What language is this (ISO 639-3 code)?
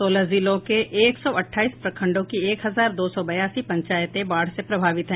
hin